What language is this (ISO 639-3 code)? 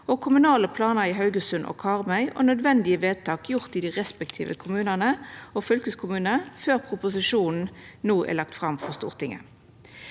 nor